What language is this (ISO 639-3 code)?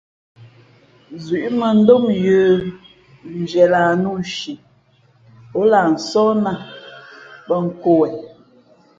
fmp